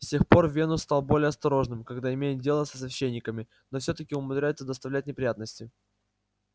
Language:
Russian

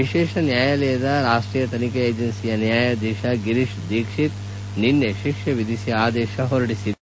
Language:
Kannada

